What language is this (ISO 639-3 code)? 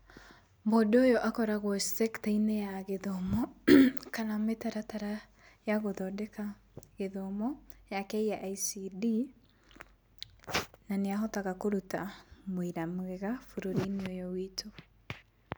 kik